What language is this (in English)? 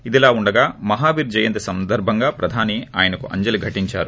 Telugu